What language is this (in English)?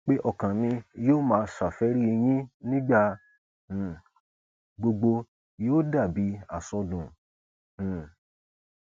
Yoruba